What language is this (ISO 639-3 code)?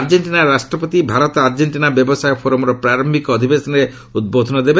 ori